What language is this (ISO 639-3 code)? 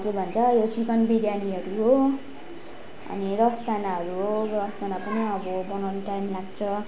nep